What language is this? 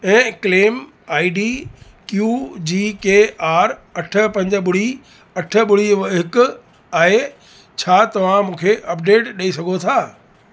Sindhi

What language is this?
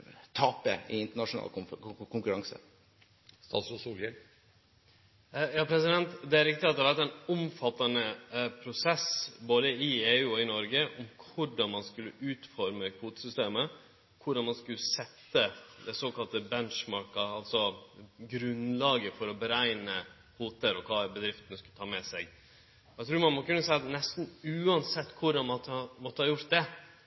Norwegian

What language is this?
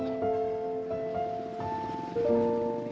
Indonesian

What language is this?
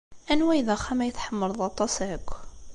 Kabyle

